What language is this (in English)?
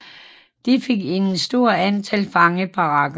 Danish